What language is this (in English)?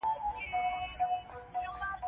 Pashto